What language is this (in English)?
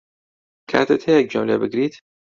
Central Kurdish